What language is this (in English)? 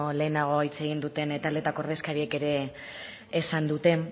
Basque